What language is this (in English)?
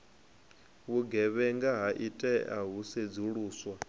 Venda